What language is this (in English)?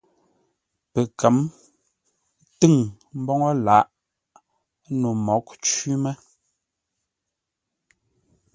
Ngombale